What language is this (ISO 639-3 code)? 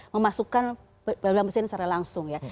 ind